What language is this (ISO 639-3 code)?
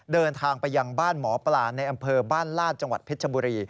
tha